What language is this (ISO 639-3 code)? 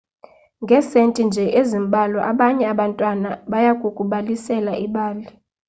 xho